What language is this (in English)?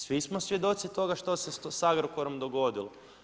Croatian